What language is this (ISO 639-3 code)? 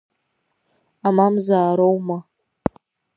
abk